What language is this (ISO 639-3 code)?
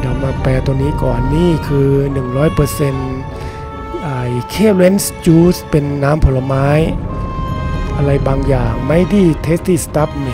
tha